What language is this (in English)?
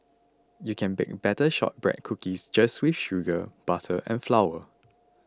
English